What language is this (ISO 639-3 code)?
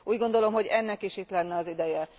hun